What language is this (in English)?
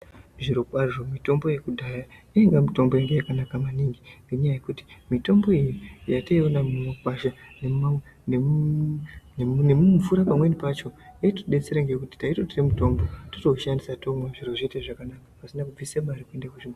Ndau